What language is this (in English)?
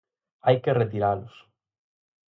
Galician